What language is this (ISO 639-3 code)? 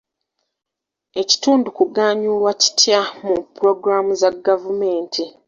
lug